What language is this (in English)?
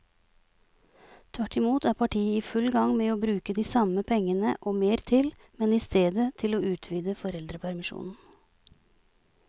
Norwegian